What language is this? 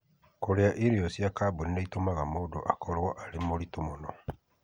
Kikuyu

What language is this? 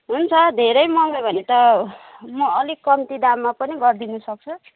Nepali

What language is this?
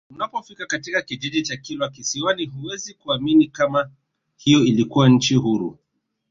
Swahili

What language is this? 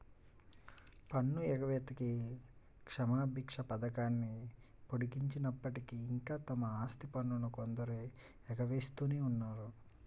Telugu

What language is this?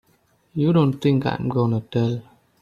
English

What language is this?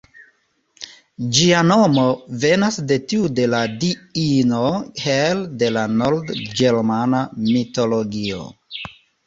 Esperanto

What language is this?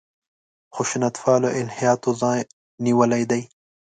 Pashto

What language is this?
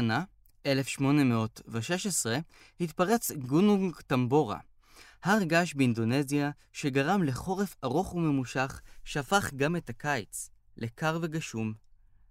Hebrew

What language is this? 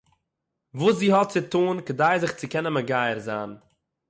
Yiddish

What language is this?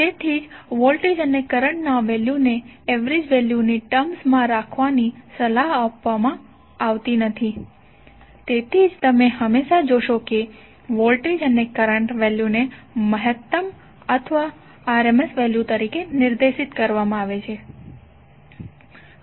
Gujarati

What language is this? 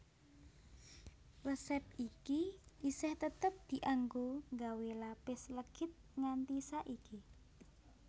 Javanese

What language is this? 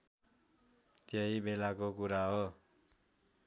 Nepali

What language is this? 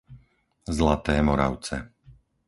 Slovak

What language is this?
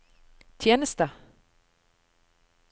Norwegian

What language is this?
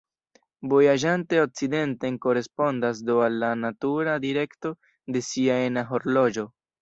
Esperanto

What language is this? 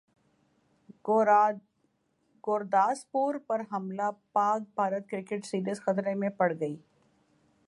Urdu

